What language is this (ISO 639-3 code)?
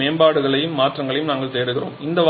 tam